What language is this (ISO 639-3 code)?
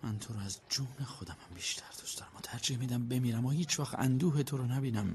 fas